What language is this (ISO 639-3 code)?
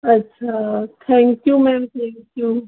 snd